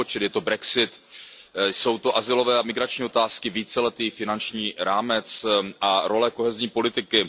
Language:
Czech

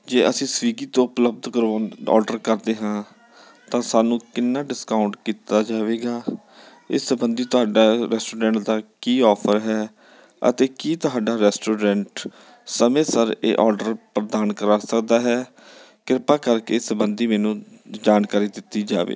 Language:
Punjabi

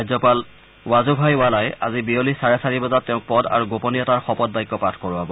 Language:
Assamese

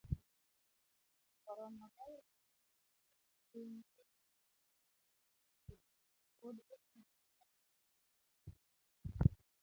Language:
Luo (Kenya and Tanzania)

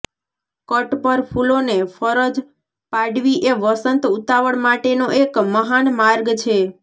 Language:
Gujarati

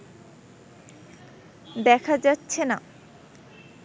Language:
Bangla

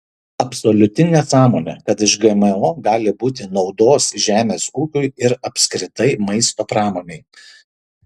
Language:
Lithuanian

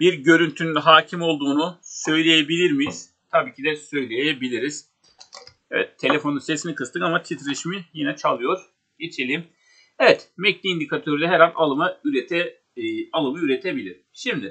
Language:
Turkish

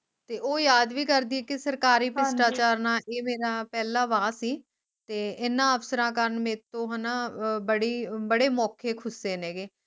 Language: Punjabi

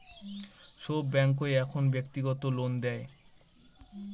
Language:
Bangla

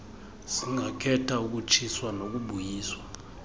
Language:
Xhosa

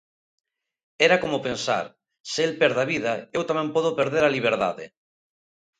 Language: Galician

